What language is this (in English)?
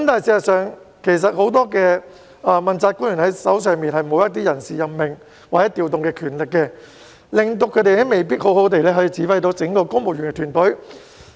Cantonese